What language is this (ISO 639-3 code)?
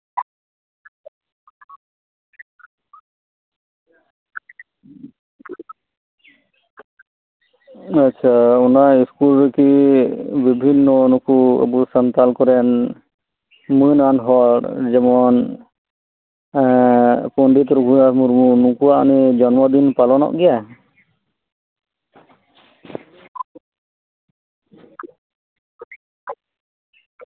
sat